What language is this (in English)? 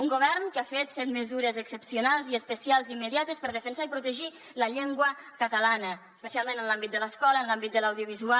Catalan